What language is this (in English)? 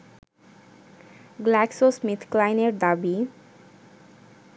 Bangla